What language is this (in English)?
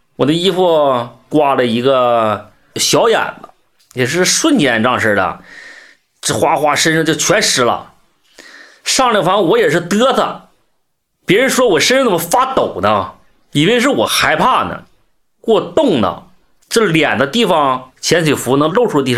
Chinese